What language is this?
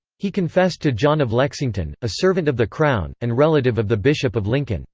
English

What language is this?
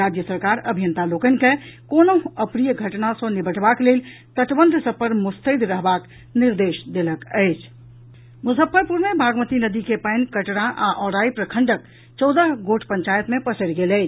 Maithili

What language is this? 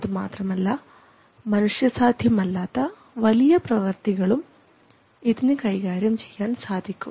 Malayalam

